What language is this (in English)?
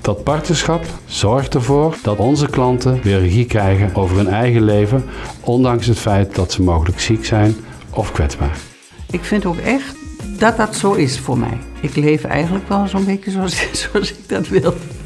Dutch